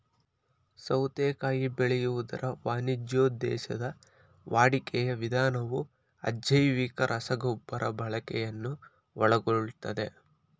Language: Kannada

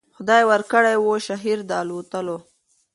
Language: Pashto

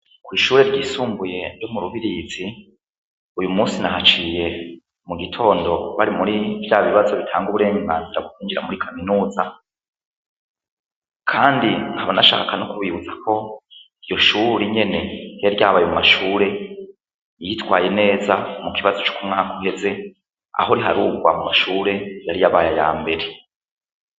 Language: Rundi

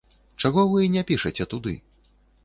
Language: Belarusian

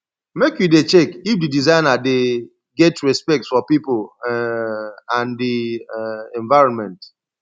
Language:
Nigerian Pidgin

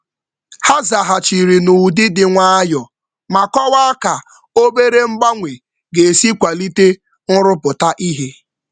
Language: Igbo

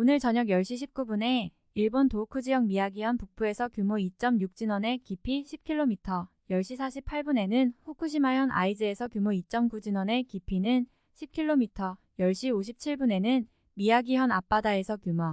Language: Korean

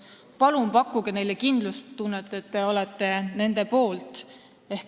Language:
Estonian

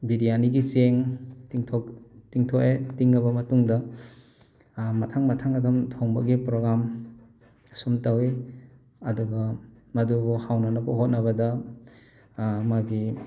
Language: Manipuri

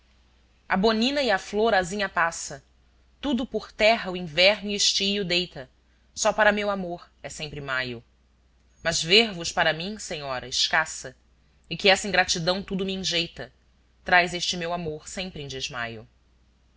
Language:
Portuguese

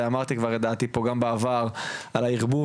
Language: Hebrew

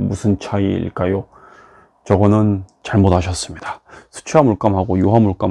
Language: Korean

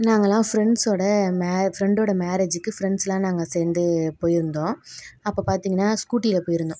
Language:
Tamil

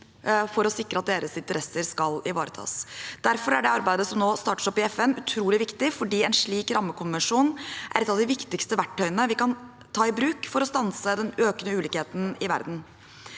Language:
Norwegian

